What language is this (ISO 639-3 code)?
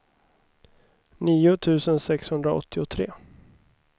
swe